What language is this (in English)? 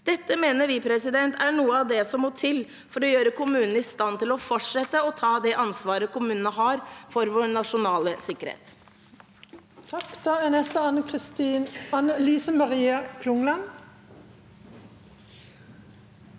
Norwegian